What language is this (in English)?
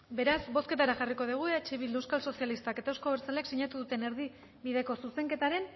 Basque